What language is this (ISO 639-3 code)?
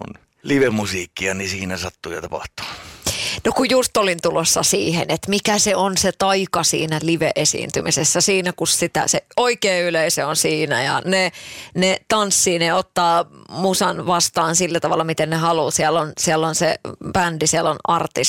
fin